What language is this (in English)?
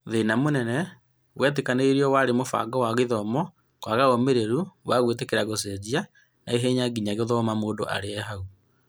Kikuyu